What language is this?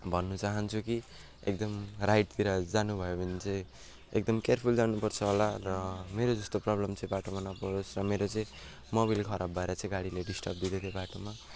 Nepali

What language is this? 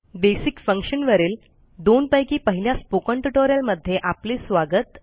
Marathi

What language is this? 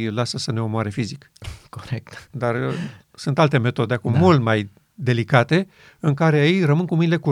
Romanian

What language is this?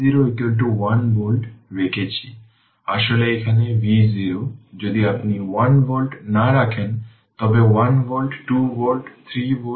Bangla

